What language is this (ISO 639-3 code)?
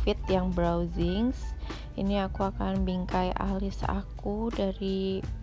ind